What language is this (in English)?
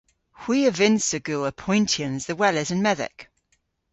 Cornish